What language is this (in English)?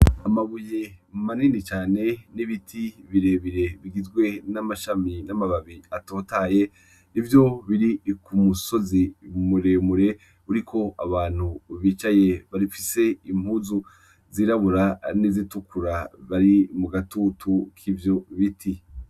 Rundi